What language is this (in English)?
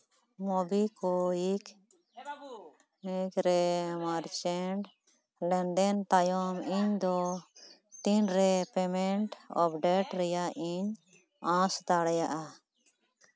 Santali